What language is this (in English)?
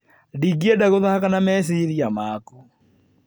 Kikuyu